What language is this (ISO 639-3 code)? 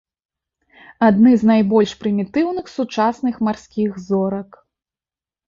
bel